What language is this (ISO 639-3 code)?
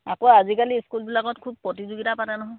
asm